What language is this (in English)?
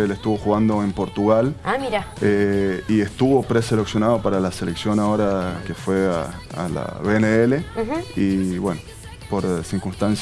Spanish